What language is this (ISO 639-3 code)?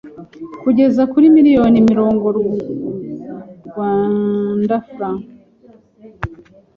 kin